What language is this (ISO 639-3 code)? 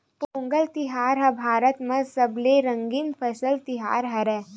hne